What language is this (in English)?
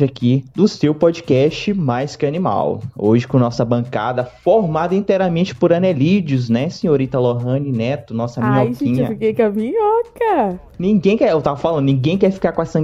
Portuguese